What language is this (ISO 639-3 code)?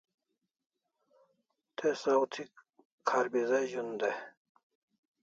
kls